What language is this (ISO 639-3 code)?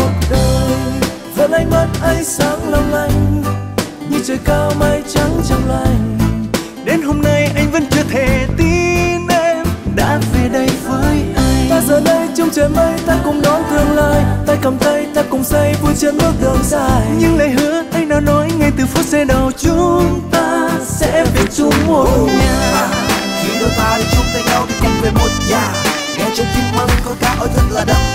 vie